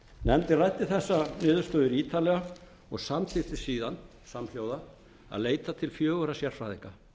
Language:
Icelandic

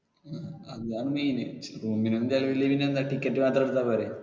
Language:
Malayalam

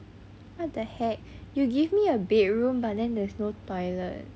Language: English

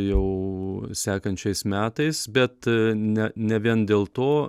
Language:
Lithuanian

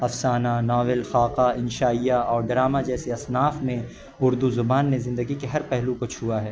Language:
Urdu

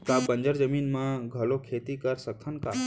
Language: Chhattisgarhi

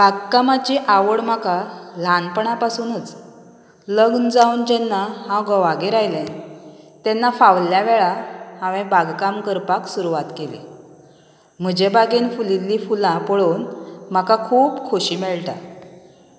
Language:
Konkani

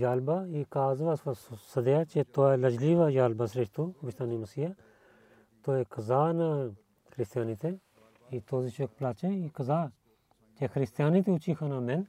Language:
Bulgarian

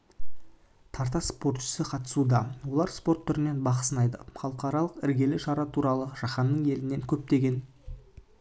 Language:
Kazakh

